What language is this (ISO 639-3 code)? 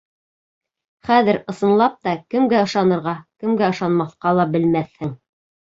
bak